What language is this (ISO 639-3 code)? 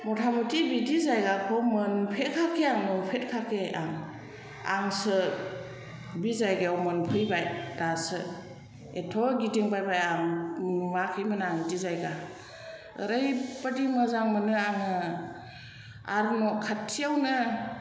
brx